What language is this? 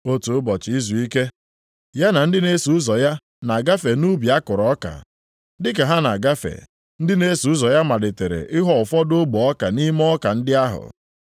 Igbo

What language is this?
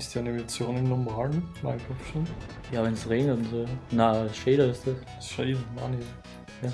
German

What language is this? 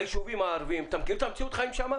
Hebrew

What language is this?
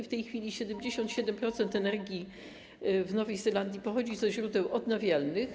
Polish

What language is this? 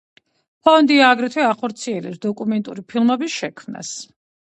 Georgian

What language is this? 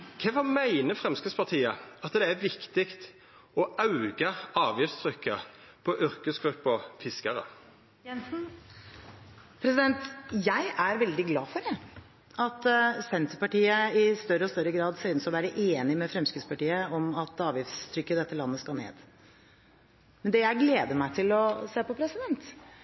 Norwegian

